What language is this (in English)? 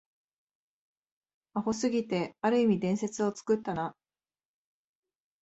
Japanese